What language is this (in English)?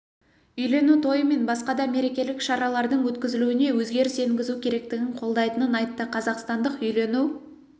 Kazakh